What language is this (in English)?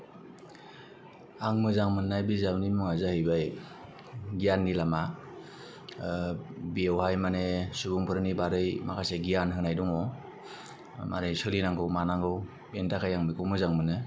Bodo